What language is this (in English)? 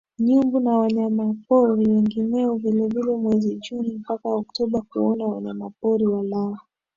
Swahili